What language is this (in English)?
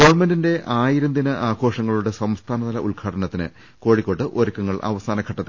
Malayalam